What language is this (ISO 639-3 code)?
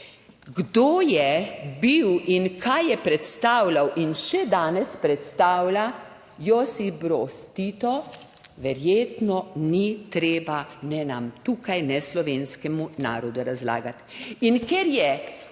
slv